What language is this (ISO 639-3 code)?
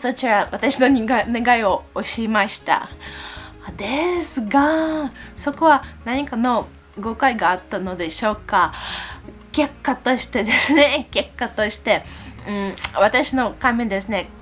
jpn